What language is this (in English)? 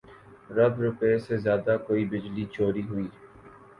Urdu